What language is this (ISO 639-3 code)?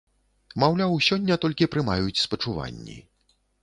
bel